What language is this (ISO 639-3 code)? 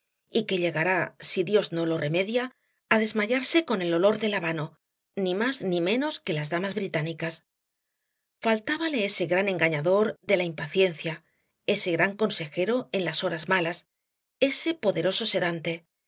spa